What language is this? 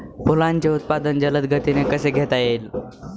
Marathi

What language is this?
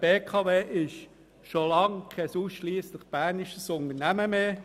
Swiss German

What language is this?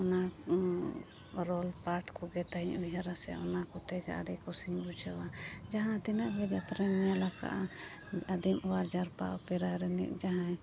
Santali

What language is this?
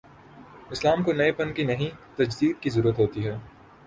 Urdu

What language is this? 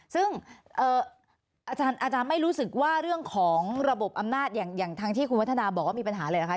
Thai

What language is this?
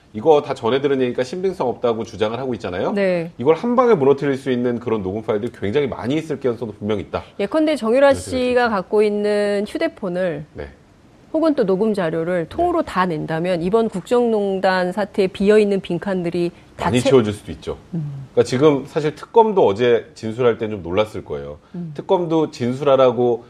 Korean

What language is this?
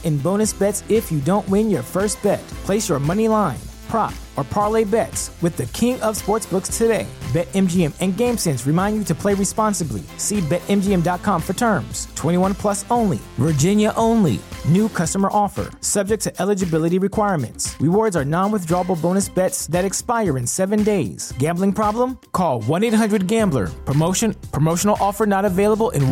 English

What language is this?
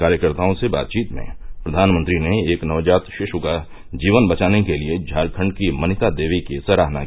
Hindi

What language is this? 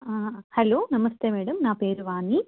Telugu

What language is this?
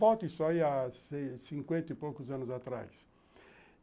Portuguese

